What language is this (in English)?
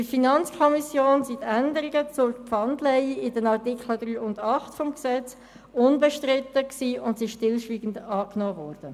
Swiss German